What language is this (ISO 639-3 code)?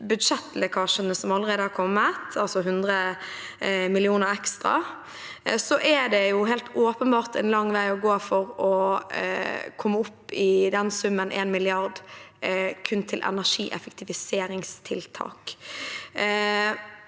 nor